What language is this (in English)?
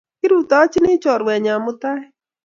Kalenjin